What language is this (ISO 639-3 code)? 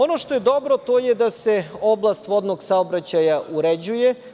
srp